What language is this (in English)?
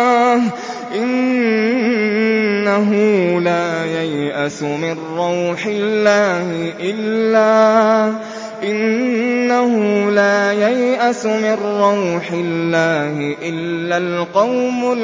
Arabic